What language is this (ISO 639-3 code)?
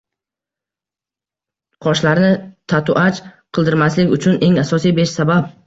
uzb